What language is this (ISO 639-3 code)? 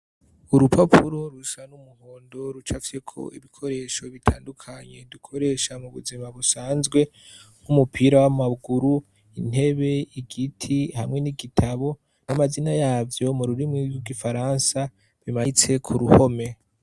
run